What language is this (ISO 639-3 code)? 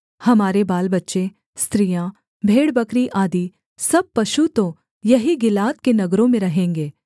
hin